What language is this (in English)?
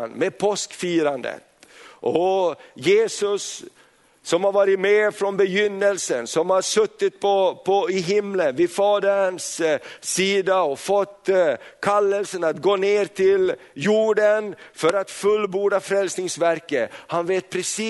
Swedish